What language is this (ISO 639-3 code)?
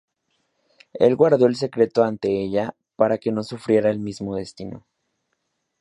spa